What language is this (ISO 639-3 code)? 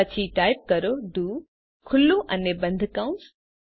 guj